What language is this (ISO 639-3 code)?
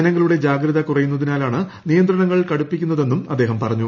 mal